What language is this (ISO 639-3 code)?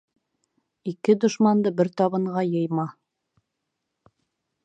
bak